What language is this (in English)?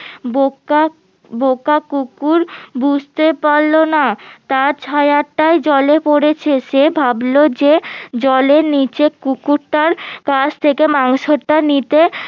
Bangla